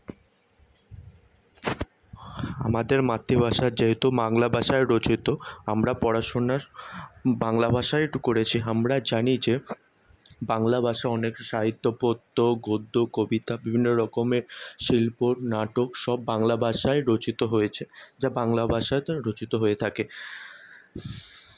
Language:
Bangla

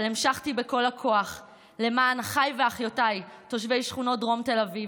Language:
Hebrew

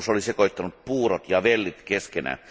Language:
Finnish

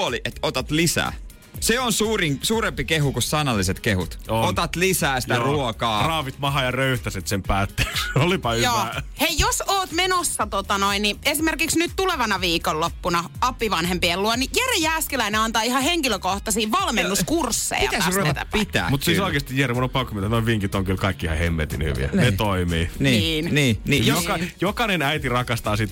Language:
Finnish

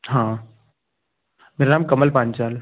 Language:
Hindi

